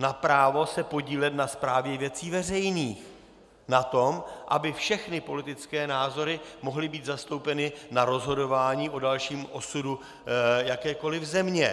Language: Czech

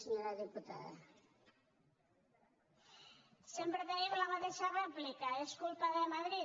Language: Catalan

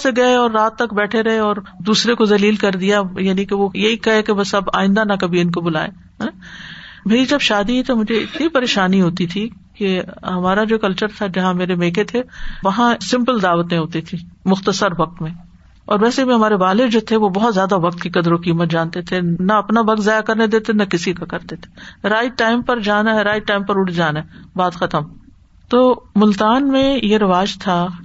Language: Urdu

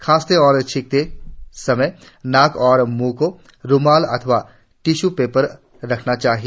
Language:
Hindi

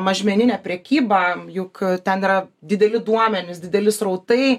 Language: Lithuanian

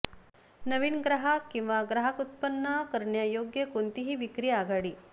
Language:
Marathi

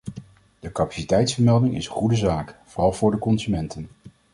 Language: Dutch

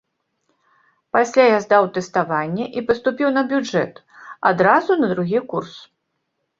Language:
Belarusian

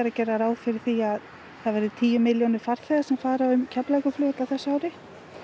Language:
Icelandic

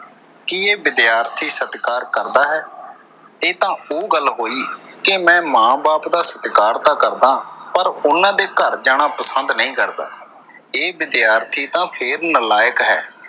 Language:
Punjabi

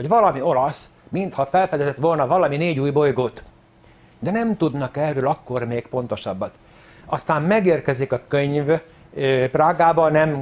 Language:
Hungarian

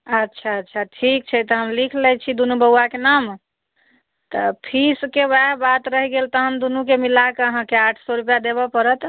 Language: Maithili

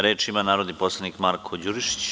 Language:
Serbian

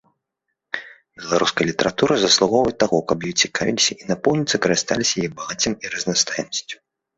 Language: Belarusian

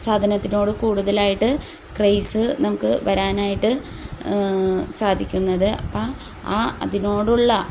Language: Malayalam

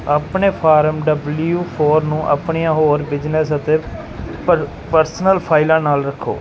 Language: Punjabi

